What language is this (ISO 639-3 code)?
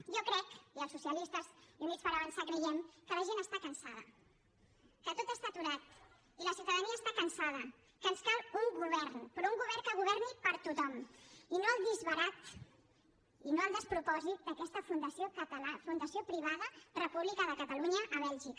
cat